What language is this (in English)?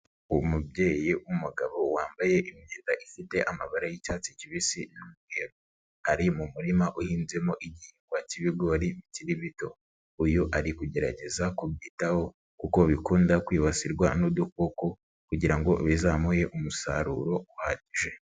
Kinyarwanda